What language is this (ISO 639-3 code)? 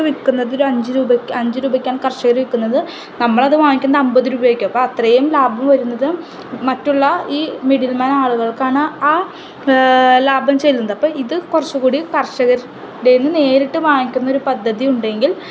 mal